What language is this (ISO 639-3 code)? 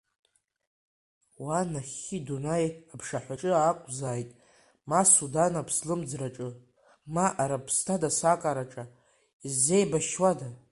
abk